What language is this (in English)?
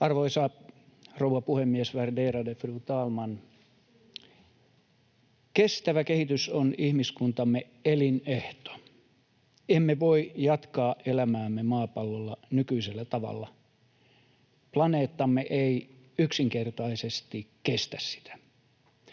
Finnish